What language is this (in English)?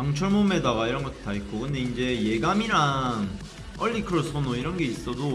Korean